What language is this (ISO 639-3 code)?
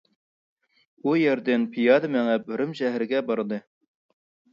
uig